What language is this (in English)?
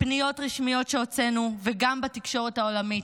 Hebrew